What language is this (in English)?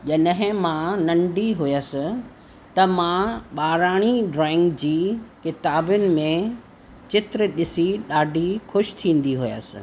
Sindhi